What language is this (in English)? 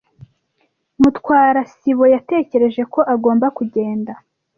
Kinyarwanda